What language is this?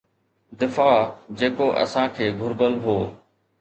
Sindhi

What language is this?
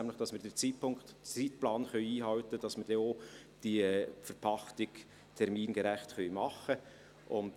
Swiss German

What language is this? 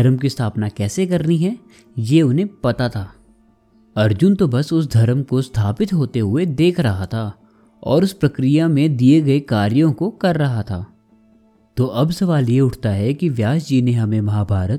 Hindi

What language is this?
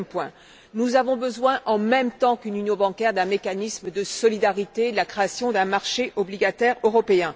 French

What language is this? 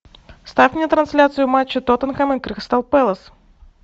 Russian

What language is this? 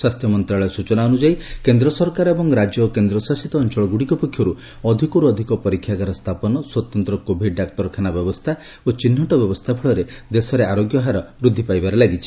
Odia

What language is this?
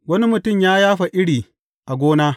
Hausa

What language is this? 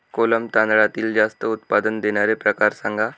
Marathi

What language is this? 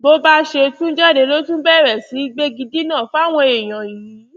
Yoruba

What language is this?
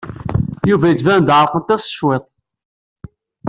Kabyle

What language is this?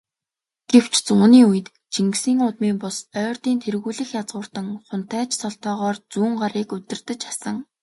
Mongolian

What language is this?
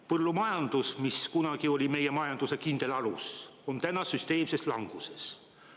Estonian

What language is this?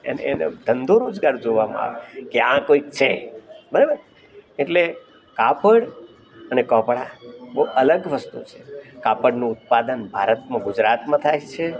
Gujarati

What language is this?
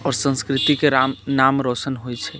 Maithili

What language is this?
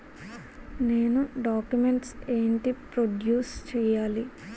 Telugu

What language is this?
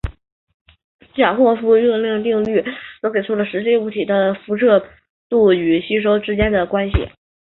Chinese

